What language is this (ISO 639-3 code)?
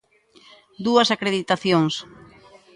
glg